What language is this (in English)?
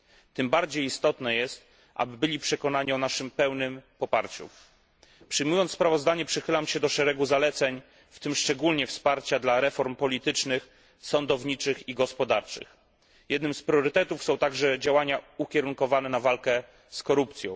Polish